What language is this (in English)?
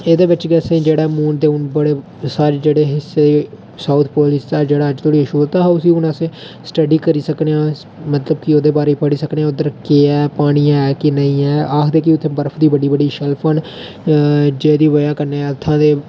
Dogri